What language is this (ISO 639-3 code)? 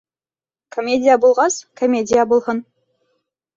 bak